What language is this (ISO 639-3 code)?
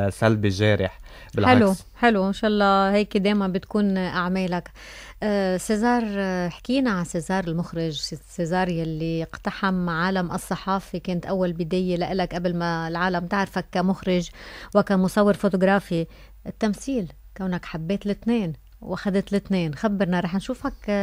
ara